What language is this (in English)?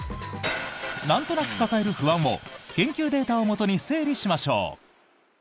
Japanese